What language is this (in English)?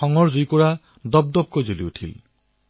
Assamese